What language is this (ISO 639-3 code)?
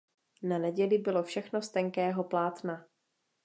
ces